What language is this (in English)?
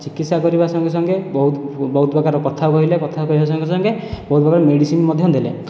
Odia